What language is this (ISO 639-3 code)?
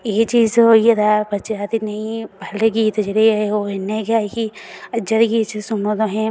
doi